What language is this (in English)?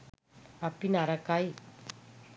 Sinhala